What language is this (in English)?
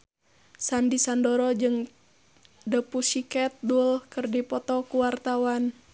Sundanese